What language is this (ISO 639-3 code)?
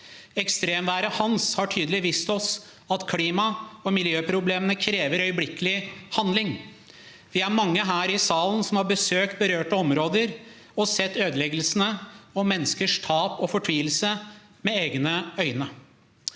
nor